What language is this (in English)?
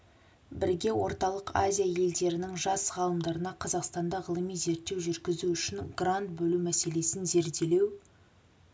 Kazakh